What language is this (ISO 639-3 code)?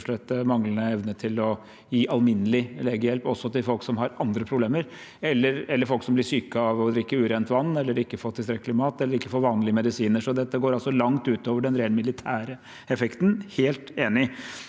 nor